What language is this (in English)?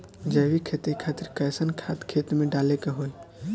Bhojpuri